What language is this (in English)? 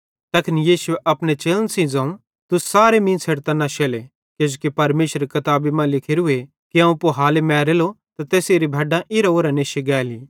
Bhadrawahi